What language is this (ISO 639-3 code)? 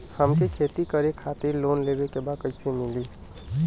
bho